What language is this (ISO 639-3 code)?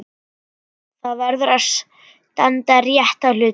isl